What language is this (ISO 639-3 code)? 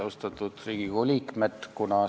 est